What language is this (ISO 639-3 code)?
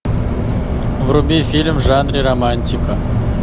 rus